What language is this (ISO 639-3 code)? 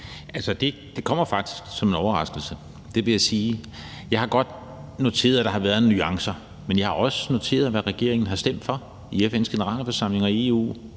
dan